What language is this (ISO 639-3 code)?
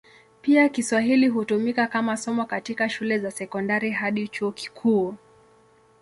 swa